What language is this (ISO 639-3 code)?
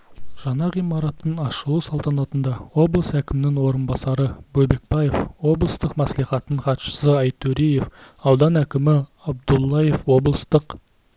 kaz